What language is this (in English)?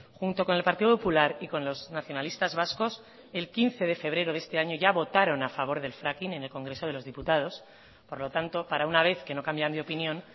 Spanish